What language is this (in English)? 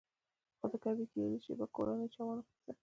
Pashto